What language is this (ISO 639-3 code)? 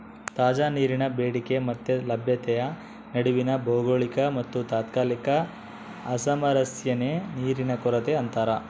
kan